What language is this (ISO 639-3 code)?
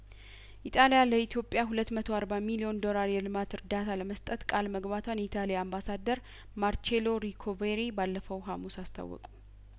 amh